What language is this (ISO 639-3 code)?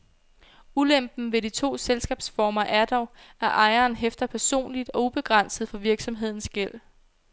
dan